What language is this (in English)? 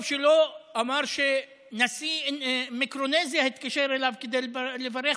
Hebrew